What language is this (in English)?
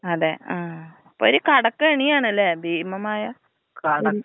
Malayalam